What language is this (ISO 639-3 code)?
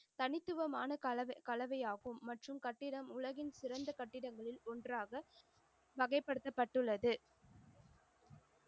tam